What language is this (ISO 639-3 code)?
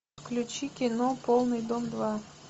rus